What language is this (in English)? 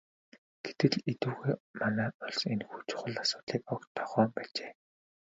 Mongolian